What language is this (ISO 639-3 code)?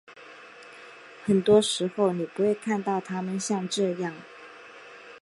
zho